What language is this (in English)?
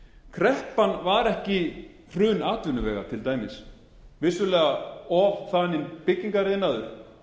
Icelandic